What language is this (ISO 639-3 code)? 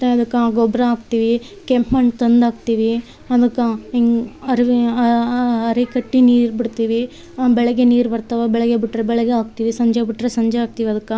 kan